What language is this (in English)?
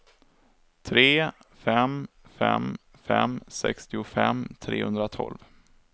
Swedish